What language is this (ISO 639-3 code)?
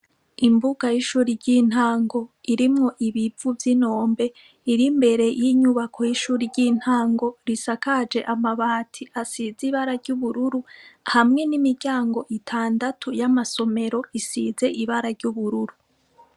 run